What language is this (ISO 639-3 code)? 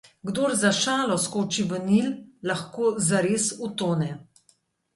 slv